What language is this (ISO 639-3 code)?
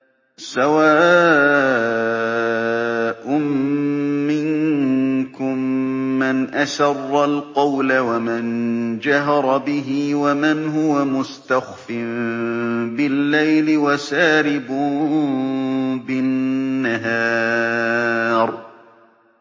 ara